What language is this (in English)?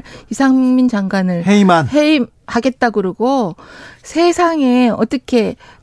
Korean